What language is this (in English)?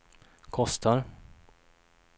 Swedish